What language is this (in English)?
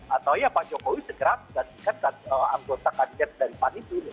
Indonesian